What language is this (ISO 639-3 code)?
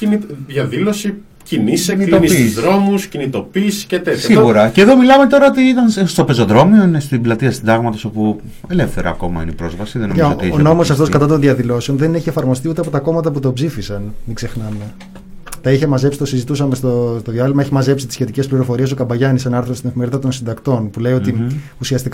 ell